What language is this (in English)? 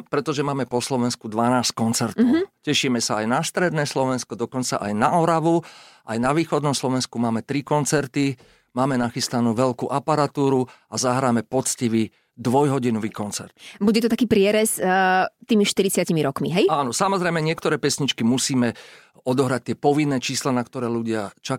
Slovak